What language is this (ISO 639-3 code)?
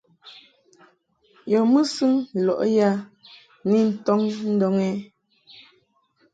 mhk